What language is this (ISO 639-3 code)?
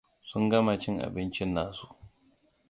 hau